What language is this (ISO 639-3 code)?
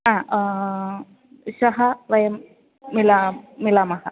san